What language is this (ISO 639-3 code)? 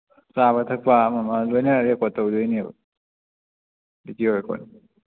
mni